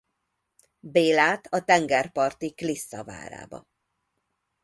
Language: Hungarian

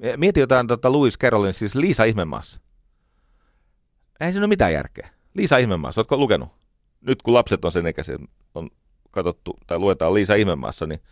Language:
Finnish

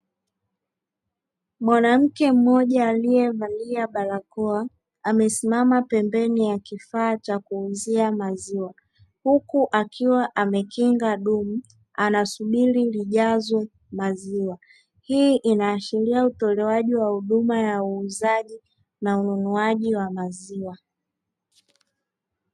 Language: Swahili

